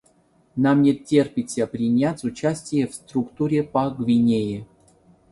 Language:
Russian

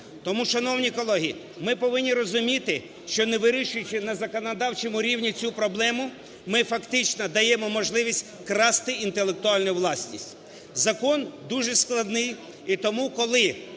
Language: Ukrainian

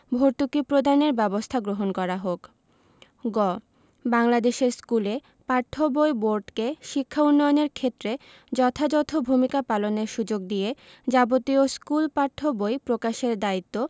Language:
Bangla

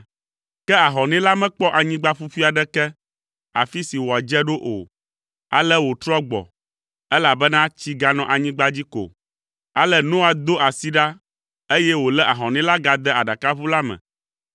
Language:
Ewe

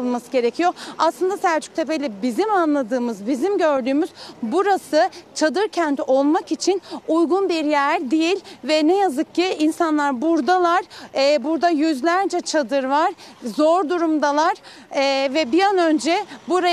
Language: Turkish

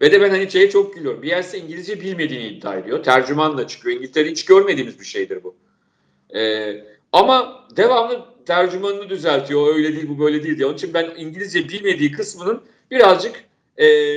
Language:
Turkish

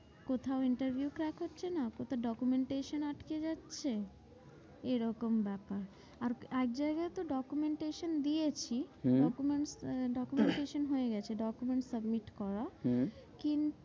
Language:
Bangla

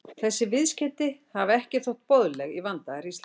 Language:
Icelandic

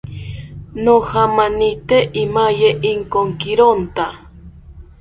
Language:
South Ucayali Ashéninka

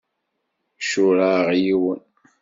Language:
Kabyle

